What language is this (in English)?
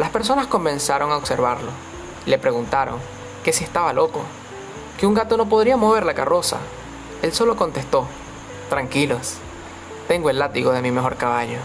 Spanish